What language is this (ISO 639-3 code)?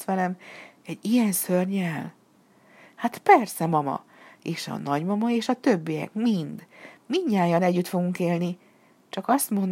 hun